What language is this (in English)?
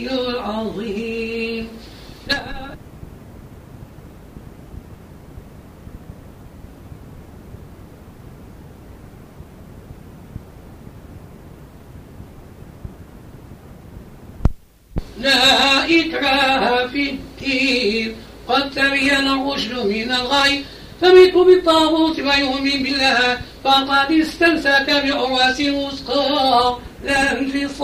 Arabic